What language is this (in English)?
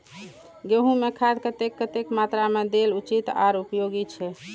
Maithili